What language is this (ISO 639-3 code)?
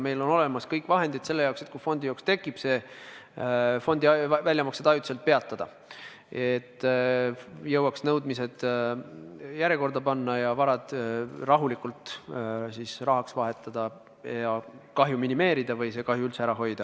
est